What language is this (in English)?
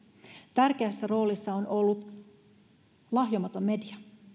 Finnish